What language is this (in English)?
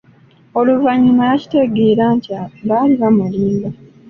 Ganda